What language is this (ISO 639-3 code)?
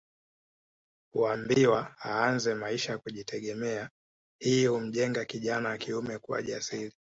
swa